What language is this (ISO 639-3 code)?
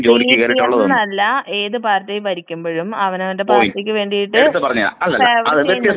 mal